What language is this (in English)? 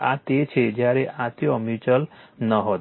Gujarati